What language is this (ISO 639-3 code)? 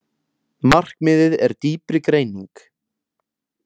isl